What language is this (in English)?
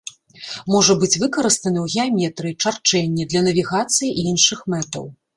Belarusian